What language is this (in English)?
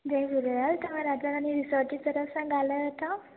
Sindhi